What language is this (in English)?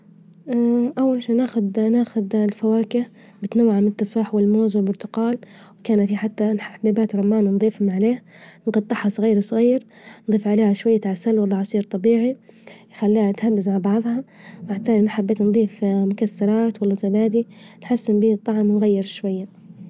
Libyan Arabic